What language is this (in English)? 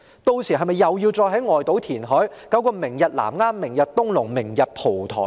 Cantonese